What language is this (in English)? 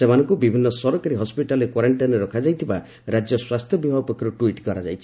Odia